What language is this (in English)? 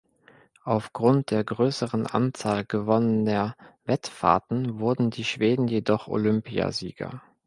German